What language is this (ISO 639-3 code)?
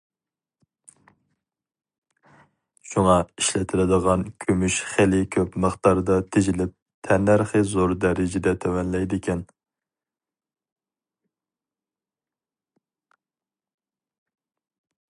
uig